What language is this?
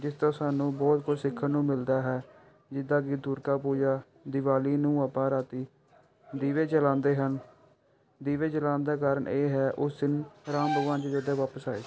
Punjabi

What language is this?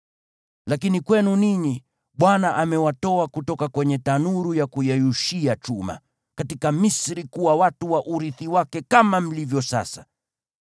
Swahili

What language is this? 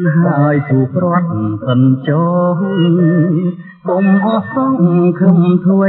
Thai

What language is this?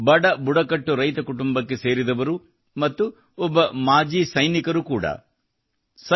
Kannada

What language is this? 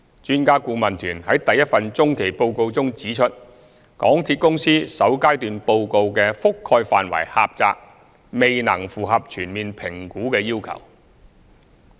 Cantonese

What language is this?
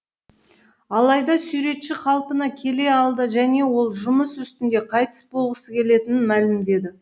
Kazakh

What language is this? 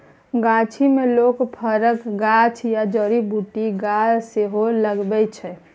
Maithili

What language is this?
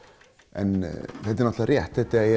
Icelandic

